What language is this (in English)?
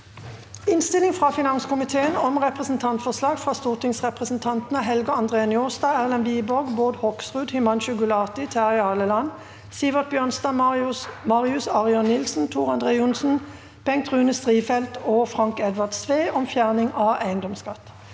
Norwegian